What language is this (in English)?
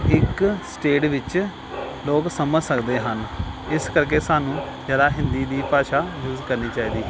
Punjabi